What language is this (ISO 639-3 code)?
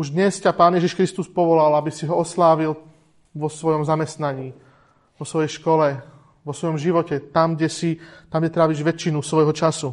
slk